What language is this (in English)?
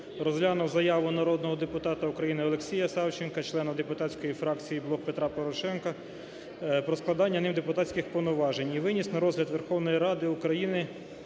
Ukrainian